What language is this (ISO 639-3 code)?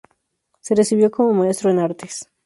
spa